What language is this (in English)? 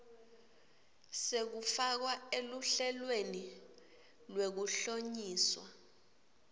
Swati